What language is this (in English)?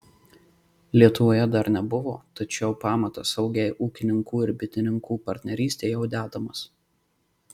Lithuanian